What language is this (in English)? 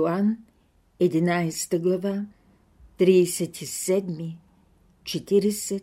Bulgarian